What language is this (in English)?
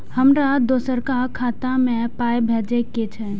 Maithili